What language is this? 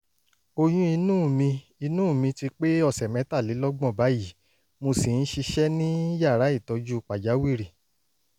Yoruba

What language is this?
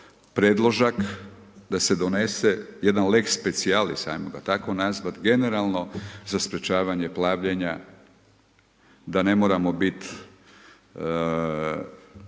Croatian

